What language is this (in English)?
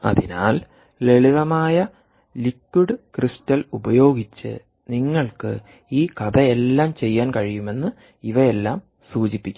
Malayalam